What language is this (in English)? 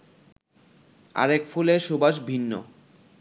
Bangla